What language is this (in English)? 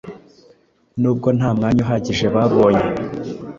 Kinyarwanda